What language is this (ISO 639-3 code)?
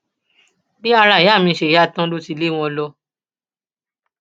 yor